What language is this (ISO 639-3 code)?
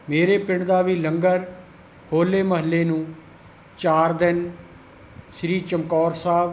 pan